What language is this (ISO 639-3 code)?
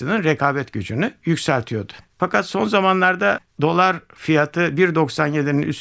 tur